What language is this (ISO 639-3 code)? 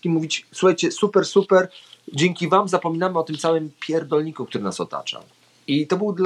pol